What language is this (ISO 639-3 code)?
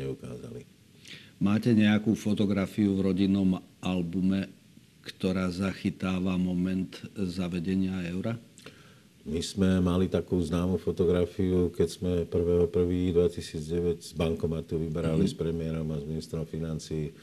slk